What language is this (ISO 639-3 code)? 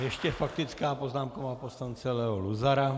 ces